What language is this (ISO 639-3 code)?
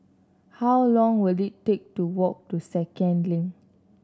eng